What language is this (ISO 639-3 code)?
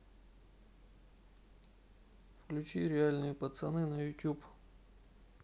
rus